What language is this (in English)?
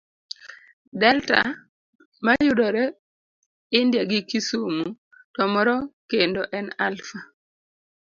Luo (Kenya and Tanzania)